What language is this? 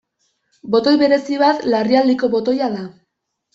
Basque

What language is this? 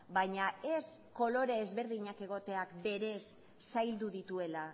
Basque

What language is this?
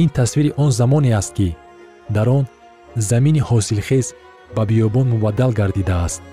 Persian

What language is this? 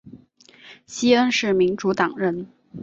Chinese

